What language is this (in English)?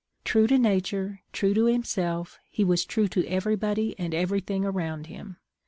English